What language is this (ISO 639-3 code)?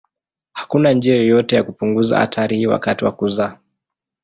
swa